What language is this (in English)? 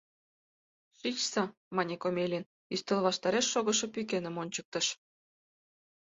Mari